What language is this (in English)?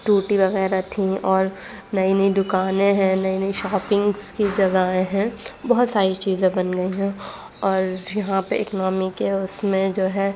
Urdu